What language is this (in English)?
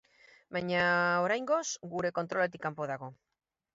Basque